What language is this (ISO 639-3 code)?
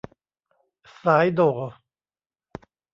tha